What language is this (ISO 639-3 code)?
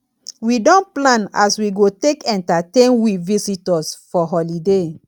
pcm